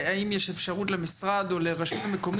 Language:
Hebrew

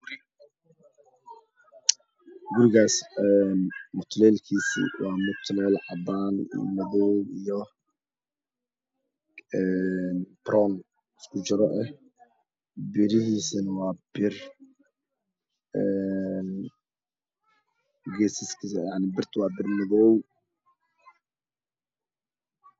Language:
Somali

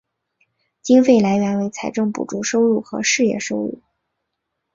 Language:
Chinese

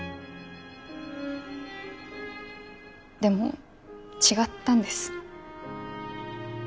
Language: Japanese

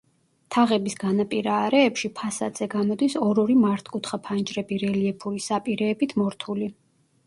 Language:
Georgian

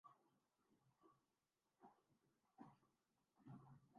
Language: Urdu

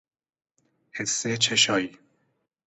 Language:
Persian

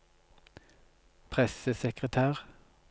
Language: Norwegian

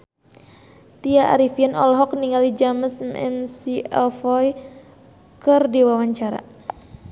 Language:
Sundanese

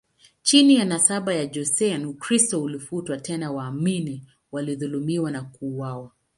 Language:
Swahili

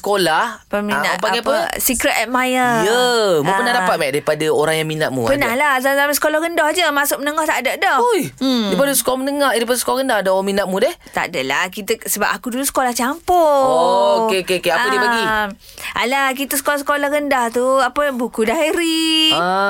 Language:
Malay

